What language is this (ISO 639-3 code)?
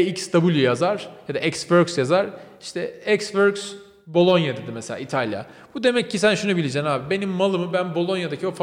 tur